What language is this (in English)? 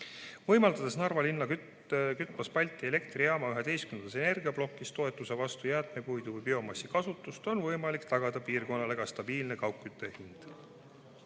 Estonian